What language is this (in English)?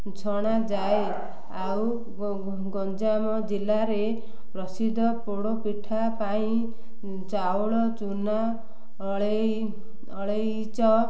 Odia